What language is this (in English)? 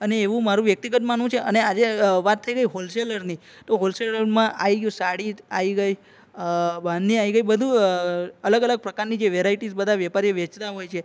Gujarati